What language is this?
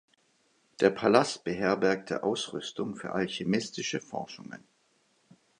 German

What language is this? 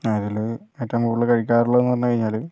Malayalam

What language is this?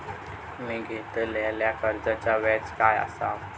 Marathi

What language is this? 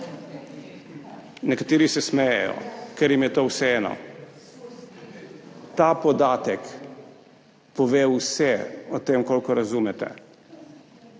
Slovenian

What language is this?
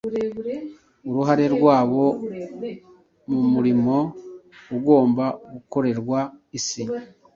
Kinyarwanda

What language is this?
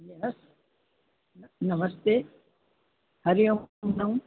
Sindhi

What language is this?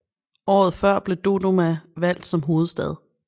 Danish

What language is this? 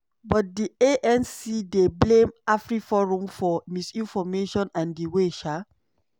Nigerian Pidgin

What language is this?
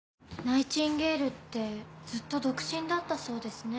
Japanese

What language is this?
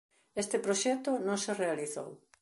Galician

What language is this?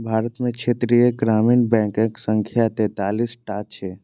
Maithili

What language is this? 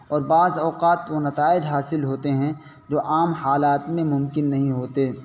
Urdu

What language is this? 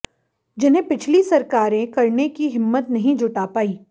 Hindi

